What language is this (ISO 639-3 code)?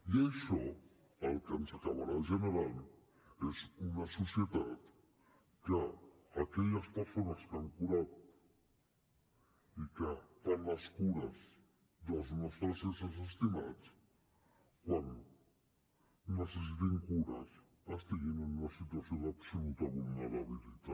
cat